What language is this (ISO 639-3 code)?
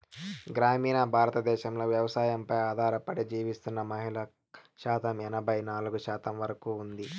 tel